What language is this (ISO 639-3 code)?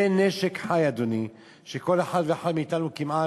heb